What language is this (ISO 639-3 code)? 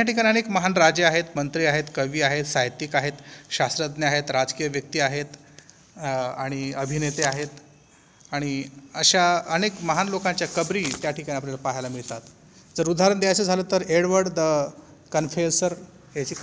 hin